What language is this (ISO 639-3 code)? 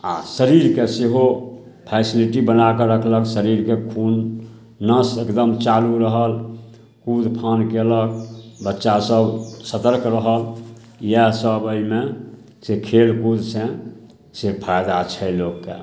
mai